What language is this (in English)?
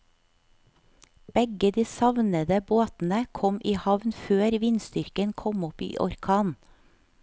Norwegian